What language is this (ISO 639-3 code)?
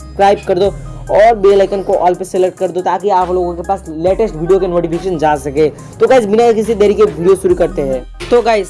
hin